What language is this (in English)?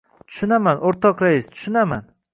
Uzbek